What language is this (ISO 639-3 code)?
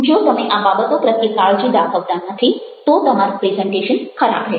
guj